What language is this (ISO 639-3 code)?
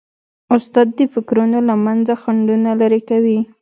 pus